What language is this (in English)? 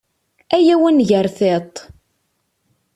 Kabyle